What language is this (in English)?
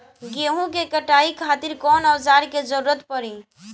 Bhojpuri